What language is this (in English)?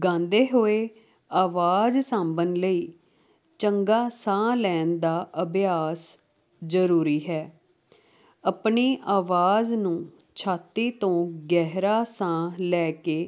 Punjabi